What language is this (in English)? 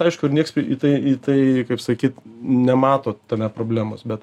Lithuanian